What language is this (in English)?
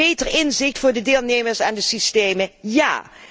Dutch